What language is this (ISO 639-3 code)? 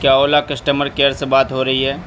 urd